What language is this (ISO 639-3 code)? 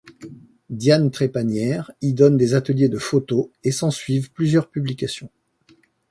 fra